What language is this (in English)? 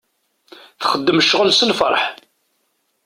Kabyle